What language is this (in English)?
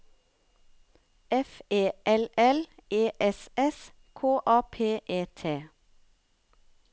Norwegian